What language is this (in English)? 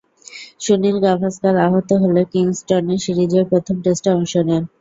Bangla